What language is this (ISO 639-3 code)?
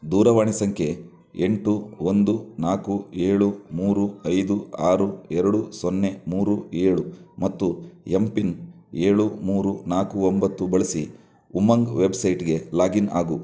kan